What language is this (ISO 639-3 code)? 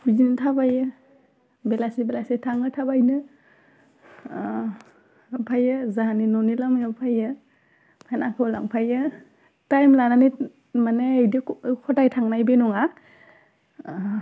brx